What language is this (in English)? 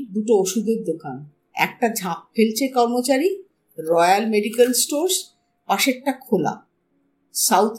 Bangla